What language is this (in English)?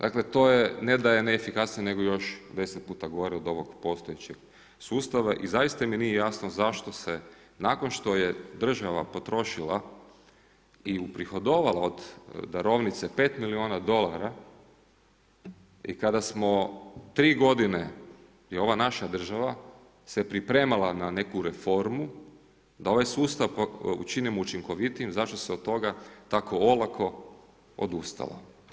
Croatian